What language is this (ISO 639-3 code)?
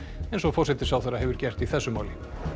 isl